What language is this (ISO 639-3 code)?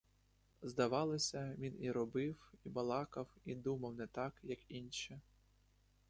ukr